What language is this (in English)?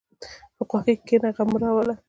Pashto